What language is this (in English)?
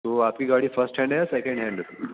Urdu